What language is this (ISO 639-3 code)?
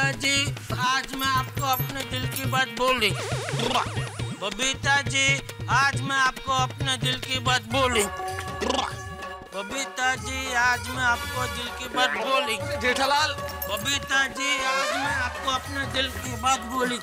hin